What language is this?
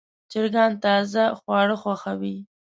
Pashto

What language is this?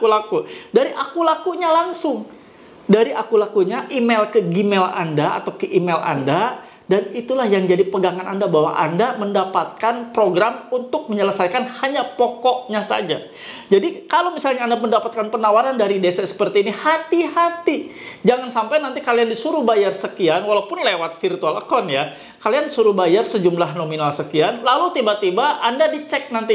Indonesian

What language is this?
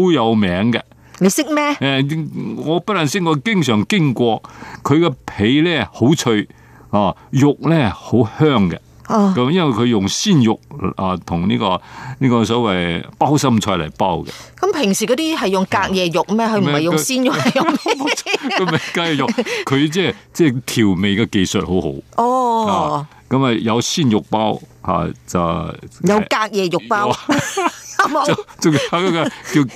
Chinese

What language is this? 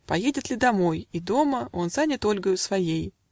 Russian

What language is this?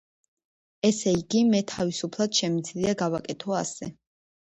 Georgian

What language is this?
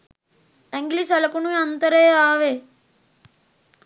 Sinhala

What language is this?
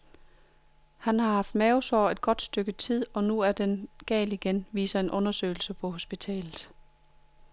Danish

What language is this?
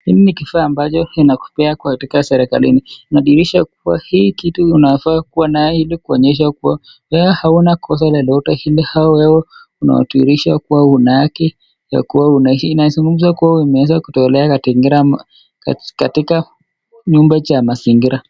Swahili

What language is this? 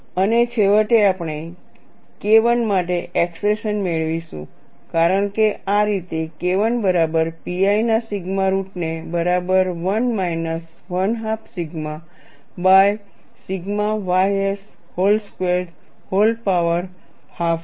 Gujarati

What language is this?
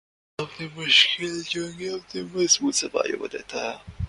Urdu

